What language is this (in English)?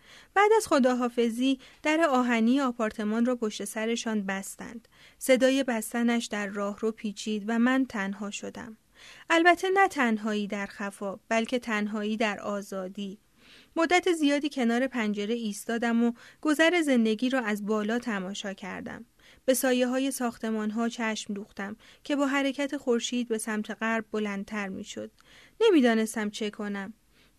Persian